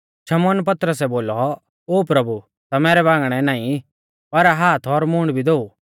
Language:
Mahasu Pahari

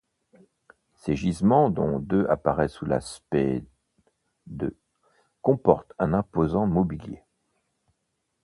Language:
French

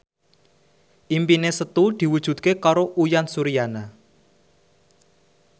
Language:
Javanese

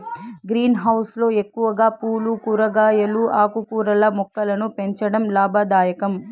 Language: Telugu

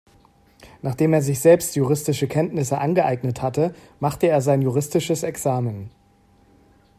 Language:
German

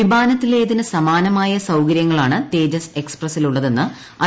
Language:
Malayalam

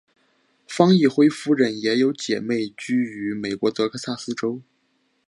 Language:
Chinese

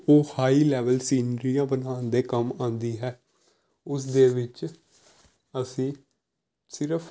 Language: Punjabi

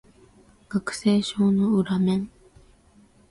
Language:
Japanese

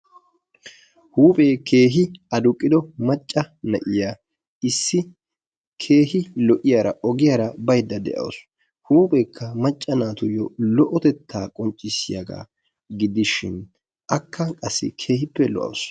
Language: Wolaytta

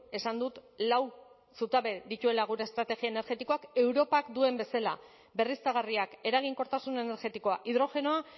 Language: Basque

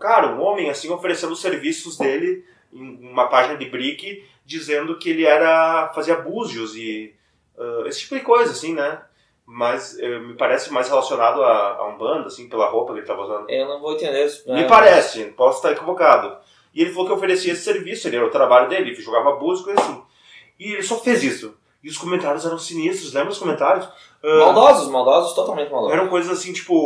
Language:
Portuguese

